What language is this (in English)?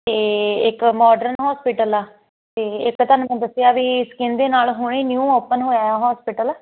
Punjabi